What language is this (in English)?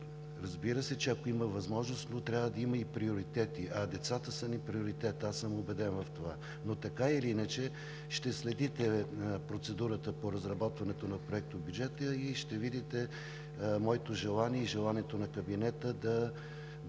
Bulgarian